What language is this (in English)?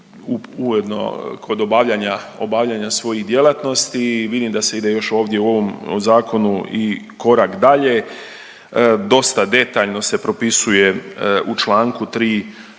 Croatian